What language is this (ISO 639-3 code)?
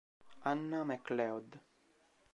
ita